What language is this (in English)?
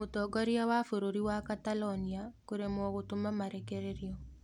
Kikuyu